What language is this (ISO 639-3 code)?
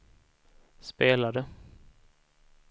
swe